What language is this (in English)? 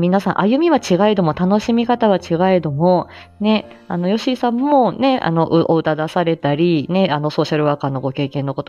Japanese